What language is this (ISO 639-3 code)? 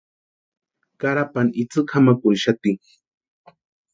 pua